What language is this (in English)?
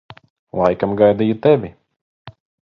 Latvian